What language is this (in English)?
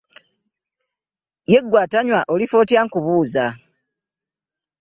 Ganda